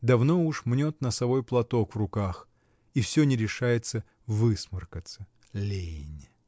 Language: Russian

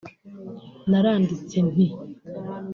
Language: Kinyarwanda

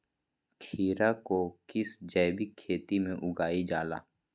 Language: Magahi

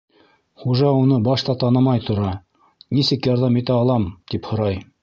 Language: Bashkir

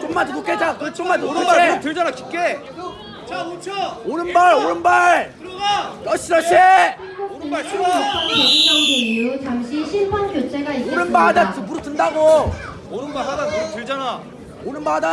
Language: Korean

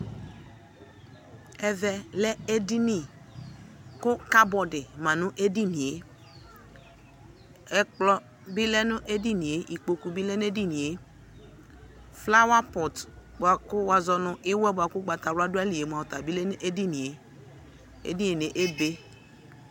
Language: Ikposo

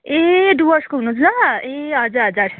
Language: Nepali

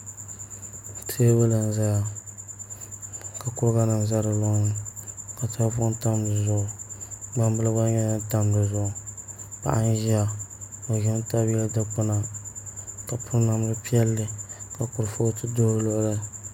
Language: Dagbani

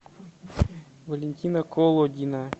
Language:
Russian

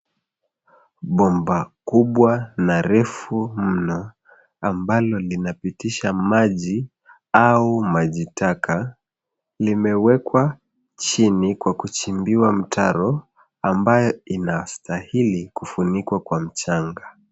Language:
Swahili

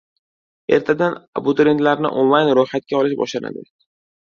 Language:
Uzbek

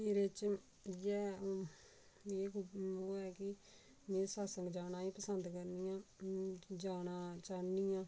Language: Dogri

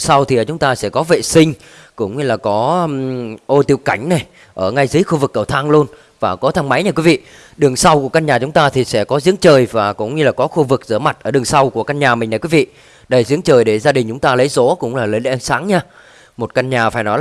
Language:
Vietnamese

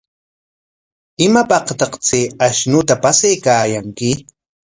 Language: Corongo Ancash Quechua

